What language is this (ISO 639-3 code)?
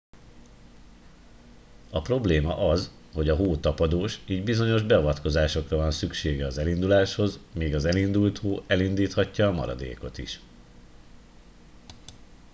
hun